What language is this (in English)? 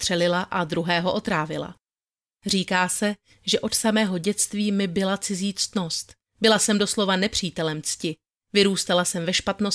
Czech